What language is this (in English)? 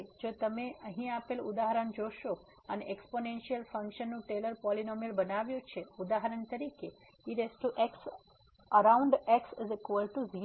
Gujarati